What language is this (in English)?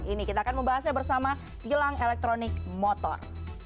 Indonesian